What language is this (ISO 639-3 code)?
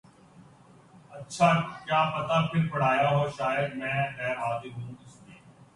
urd